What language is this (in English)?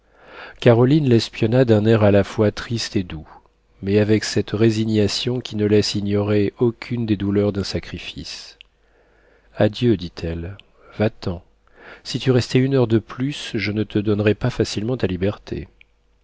French